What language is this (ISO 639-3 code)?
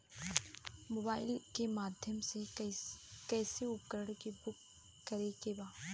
bho